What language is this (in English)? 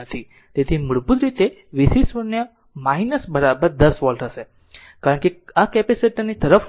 Gujarati